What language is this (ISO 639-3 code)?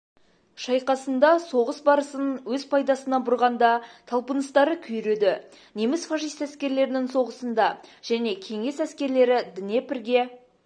kaz